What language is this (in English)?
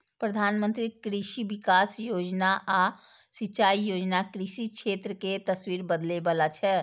Maithili